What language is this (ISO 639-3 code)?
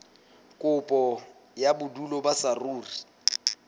sot